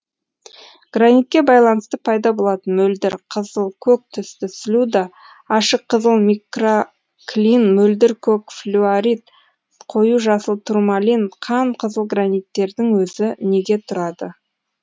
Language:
Kazakh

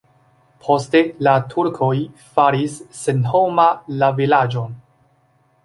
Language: Esperanto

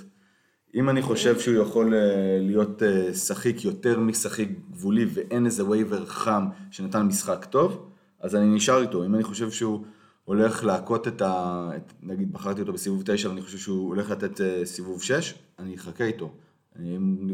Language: Hebrew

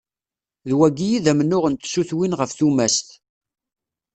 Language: Kabyle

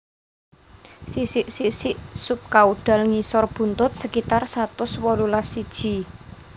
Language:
Javanese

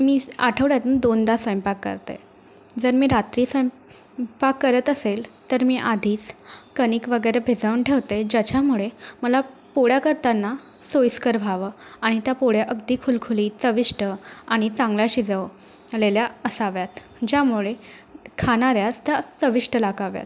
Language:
Marathi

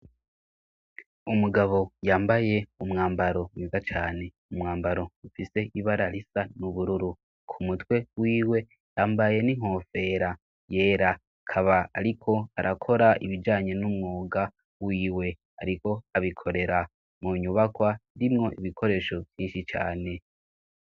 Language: Rundi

